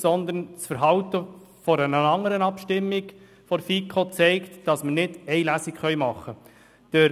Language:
Swiss German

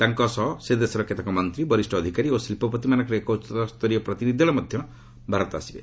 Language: Odia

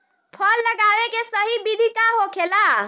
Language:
Bhojpuri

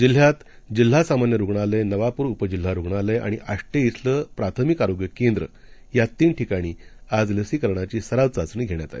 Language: Marathi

